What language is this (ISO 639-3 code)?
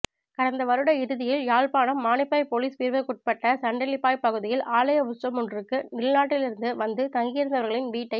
tam